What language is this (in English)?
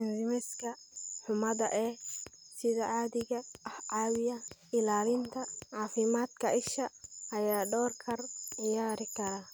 Somali